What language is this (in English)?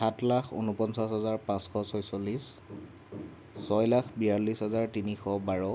Assamese